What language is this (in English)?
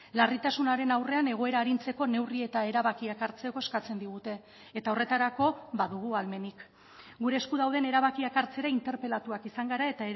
Basque